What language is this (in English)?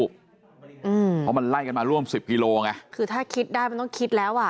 Thai